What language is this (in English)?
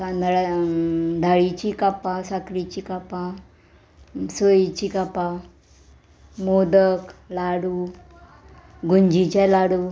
Konkani